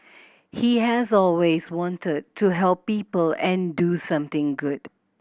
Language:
English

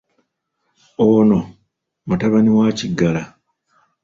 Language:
Ganda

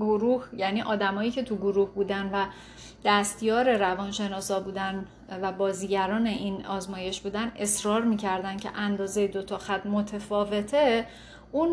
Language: Persian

